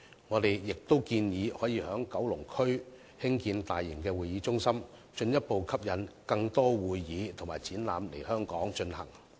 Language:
Cantonese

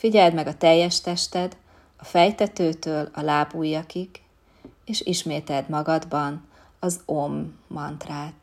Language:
Hungarian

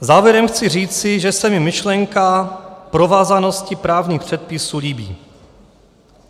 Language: Czech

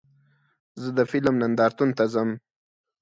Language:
Pashto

